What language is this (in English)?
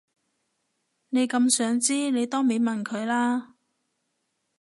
Cantonese